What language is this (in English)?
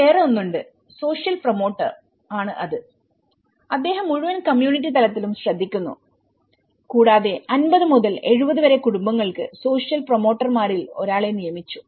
Malayalam